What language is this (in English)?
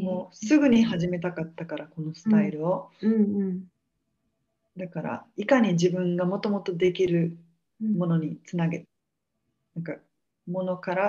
Japanese